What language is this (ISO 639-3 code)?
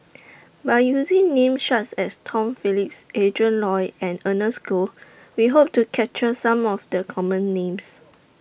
eng